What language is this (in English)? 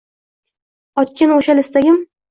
Uzbek